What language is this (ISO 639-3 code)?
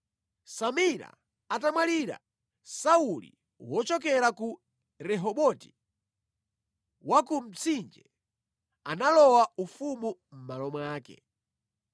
nya